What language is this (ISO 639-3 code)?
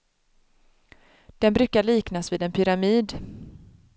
swe